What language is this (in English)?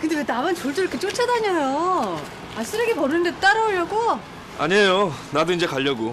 Korean